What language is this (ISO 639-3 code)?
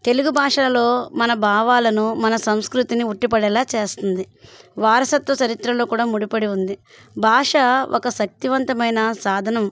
tel